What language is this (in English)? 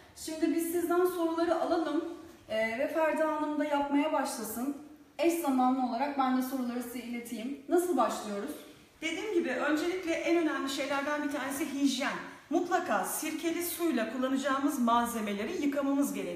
Turkish